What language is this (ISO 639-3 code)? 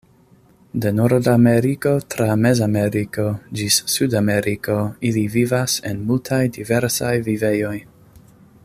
epo